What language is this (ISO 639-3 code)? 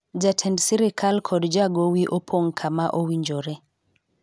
luo